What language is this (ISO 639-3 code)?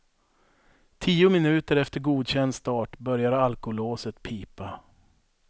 swe